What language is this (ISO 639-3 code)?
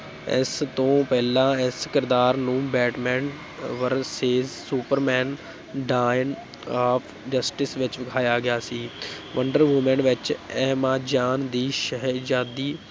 pan